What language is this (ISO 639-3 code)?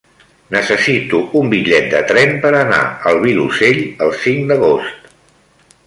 cat